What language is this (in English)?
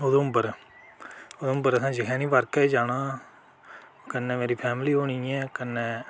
Dogri